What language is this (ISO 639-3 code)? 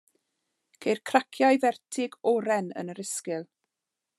cym